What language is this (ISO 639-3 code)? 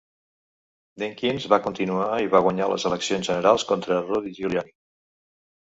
cat